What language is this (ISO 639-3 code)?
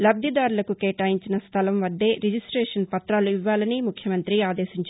tel